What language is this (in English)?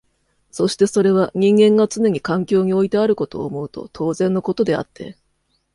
Japanese